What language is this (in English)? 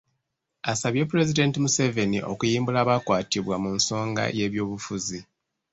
Ganda